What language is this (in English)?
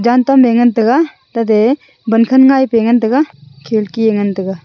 Wancho Naga